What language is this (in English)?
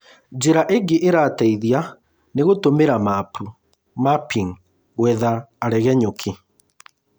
Kikuyu